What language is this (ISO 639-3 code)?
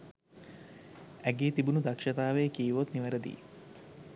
sin